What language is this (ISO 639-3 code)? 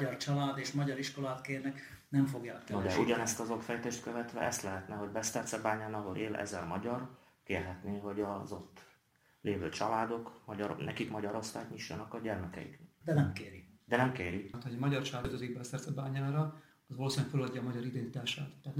hun